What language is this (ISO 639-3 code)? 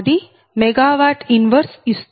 tel